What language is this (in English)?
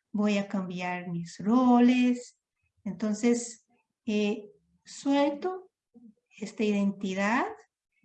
Spanish